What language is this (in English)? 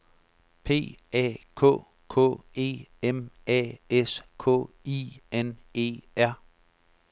Danish